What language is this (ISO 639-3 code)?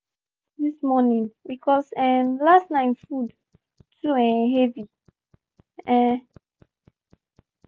pcm